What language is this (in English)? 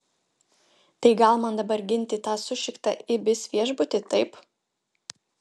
Lithuanian